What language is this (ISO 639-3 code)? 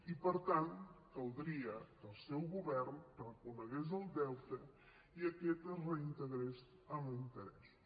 cat